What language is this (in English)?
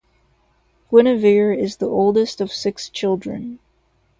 English